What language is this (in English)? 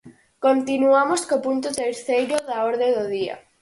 Galician